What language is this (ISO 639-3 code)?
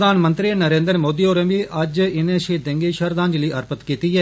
doi